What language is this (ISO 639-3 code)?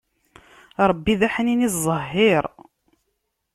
kab